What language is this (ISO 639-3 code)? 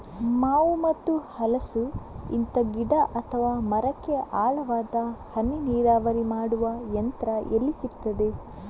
kan